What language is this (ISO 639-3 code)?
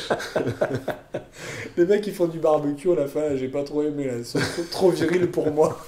fra